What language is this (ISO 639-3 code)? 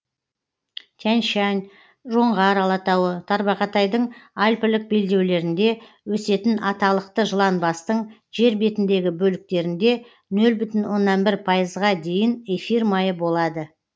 kaz